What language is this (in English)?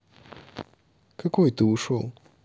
Russian